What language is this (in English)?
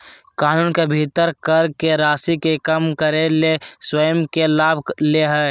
Magahi